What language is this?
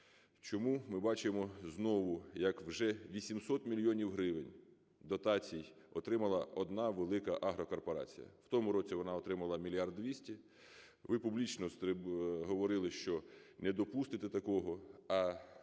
Ukrainian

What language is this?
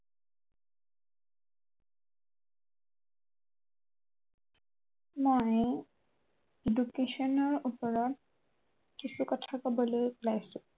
Assamese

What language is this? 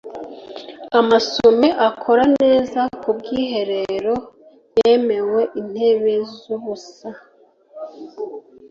Kinyarwanda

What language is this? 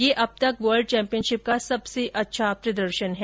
Hindi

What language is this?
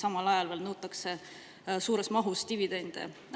Estonian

